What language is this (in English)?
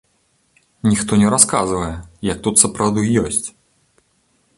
Belarusian